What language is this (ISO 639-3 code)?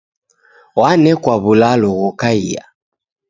dav